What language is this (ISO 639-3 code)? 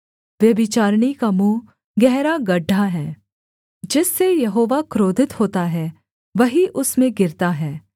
hin